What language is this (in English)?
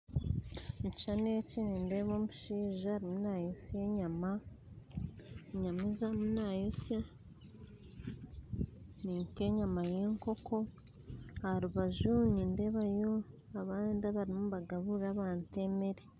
Nyankole